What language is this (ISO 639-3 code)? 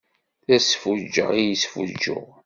kab